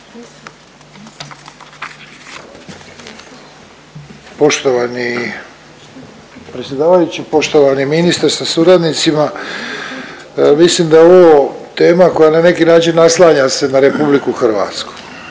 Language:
Croatian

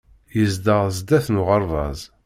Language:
Kabyle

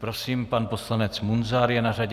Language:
Czech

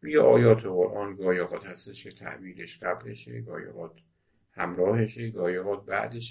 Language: Persian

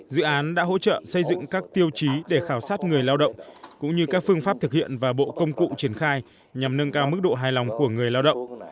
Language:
Vietnamese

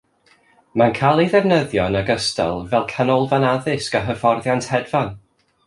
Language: Welsh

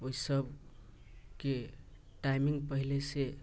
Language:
Maithili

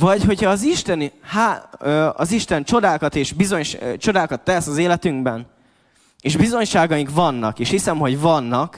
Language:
Hungarian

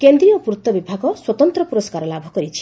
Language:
Odia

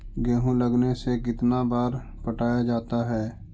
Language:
Magahi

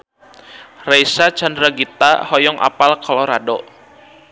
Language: Sundanese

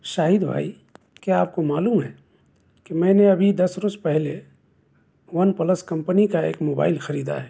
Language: Urdu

